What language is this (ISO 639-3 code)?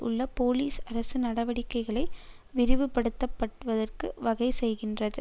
tam